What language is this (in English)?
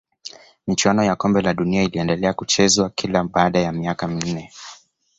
Swahili